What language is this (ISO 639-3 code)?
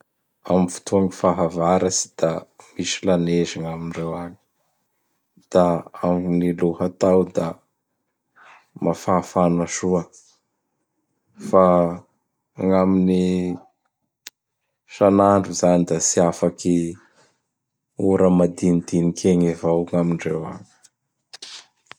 bhr